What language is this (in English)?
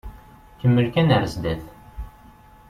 Kabyle